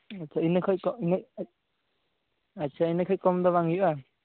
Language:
Santali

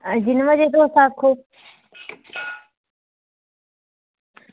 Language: Dogri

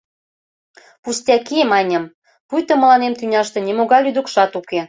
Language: Mari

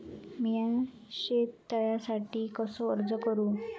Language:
Marathi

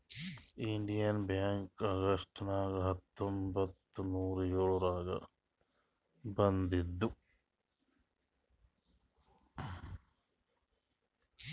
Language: Kannada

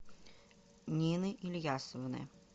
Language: Russian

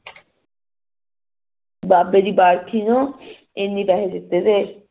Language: Punjabi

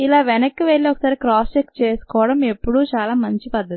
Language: Telugu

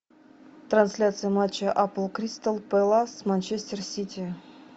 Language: Russian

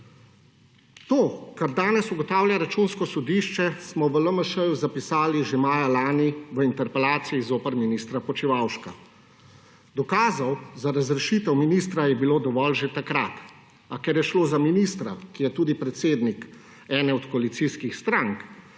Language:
Slovenian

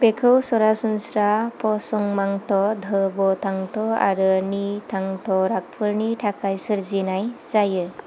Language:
Bodo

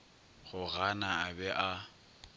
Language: Northern Sotho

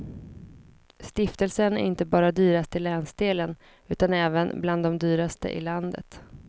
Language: Swedish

